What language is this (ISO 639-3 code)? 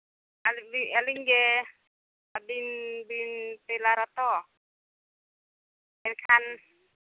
sat